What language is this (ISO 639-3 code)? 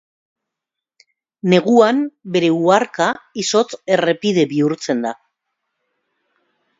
eus